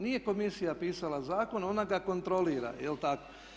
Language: Croatian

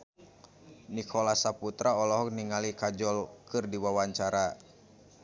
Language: Sundanese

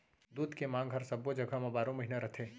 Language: Chhattisgarhi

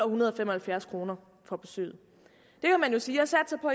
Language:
Danish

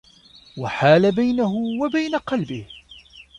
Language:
Arabic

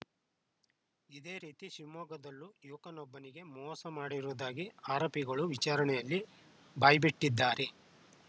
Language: Kannada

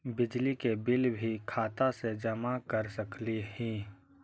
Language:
Magahi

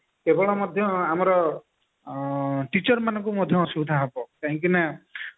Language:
Odia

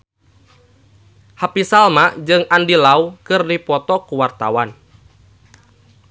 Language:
Sundanese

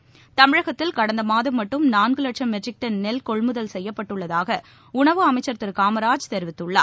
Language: Tamil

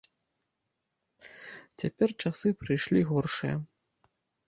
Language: Belarusian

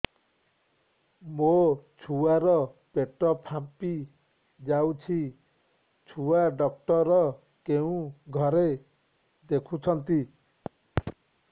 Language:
Odia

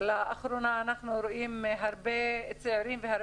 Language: Hebrew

